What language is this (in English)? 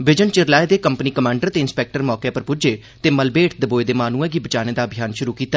Dogri